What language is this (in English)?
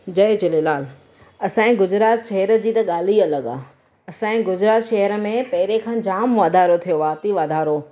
Sindhi